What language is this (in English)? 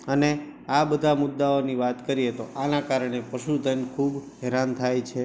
Gujarati